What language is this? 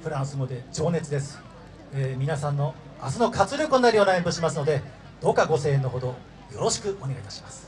Japanese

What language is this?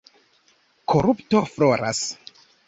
Esperanto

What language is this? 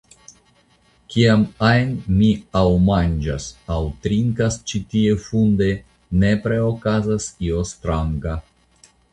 Esperanto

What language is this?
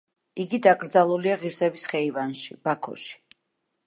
Georgian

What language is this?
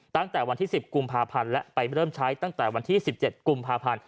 Thai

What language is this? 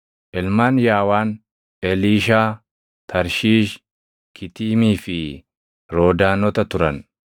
Oromo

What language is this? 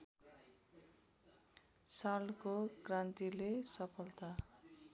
Nepali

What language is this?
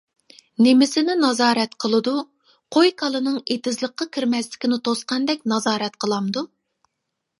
Uyghur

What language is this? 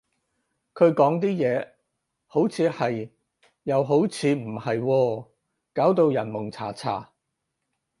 Cantonese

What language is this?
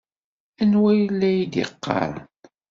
Kabyle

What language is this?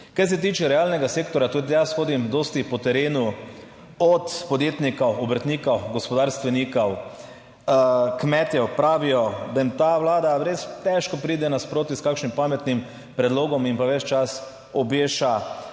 Slovenian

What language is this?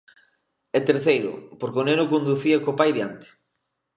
Galician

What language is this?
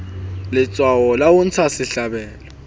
Southern Sotho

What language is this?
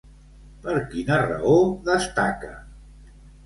Catalan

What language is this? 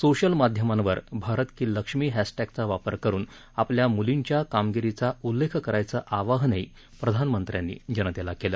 Marathi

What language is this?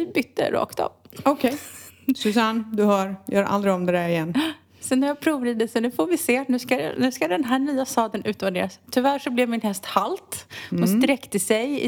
Swedish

